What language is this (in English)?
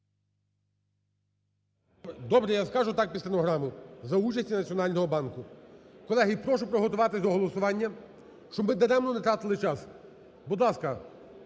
Ukrainian